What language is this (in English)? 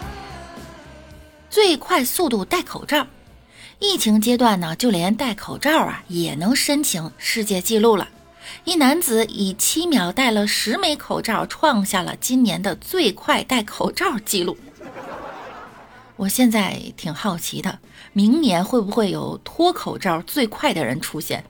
Chinese